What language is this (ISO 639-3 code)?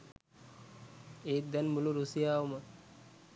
sin